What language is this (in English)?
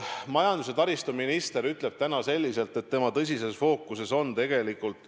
Estonian